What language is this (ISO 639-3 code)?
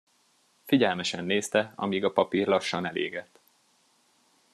hun